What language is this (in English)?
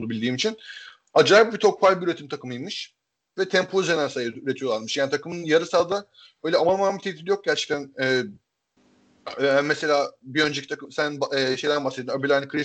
Turkish